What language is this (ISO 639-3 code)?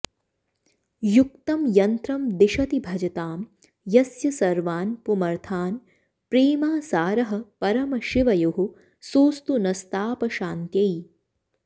san